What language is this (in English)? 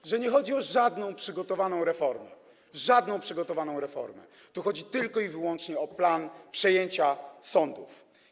Polish